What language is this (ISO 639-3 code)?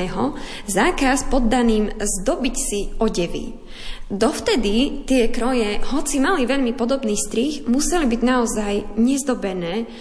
slk